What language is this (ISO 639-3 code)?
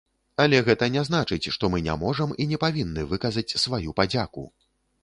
bel